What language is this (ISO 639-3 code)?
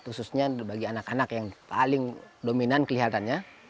ind